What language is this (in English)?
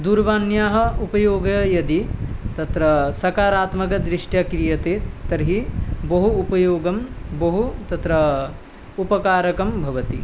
Sanskrit